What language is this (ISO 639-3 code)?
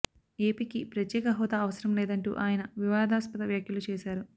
tel